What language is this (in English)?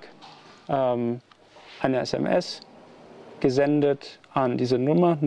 German